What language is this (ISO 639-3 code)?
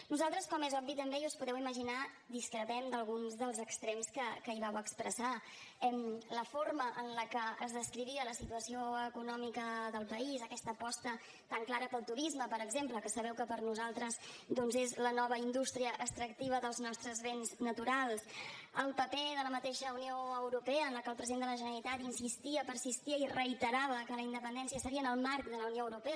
cat